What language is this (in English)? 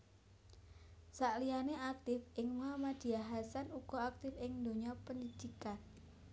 Javanese